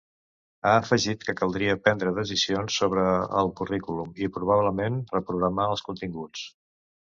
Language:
Catalan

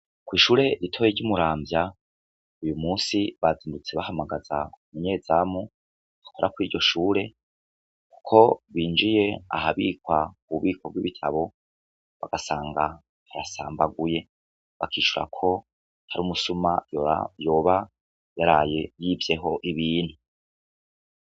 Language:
Rundi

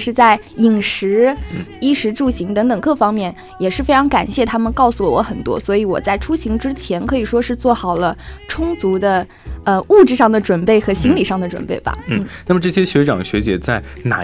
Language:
Chinese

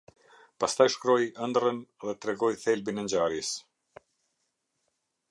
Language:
Albanian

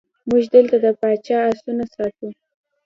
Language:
Pashto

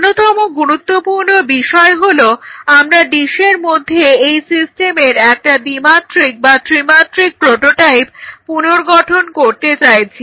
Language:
Bangla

